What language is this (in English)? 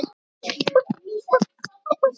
Icelandic